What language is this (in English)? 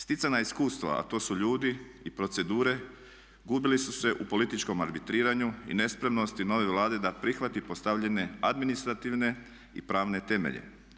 Croatian